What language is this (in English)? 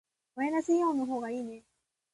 Japanese